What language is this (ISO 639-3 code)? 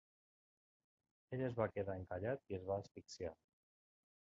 cat